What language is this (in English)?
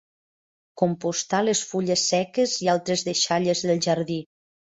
Catalan